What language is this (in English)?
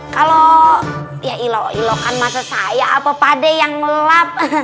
Indonesian